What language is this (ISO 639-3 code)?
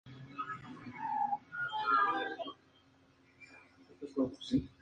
spa